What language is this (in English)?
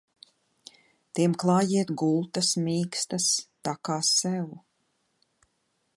Latvian